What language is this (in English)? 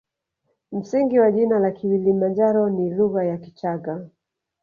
Swahili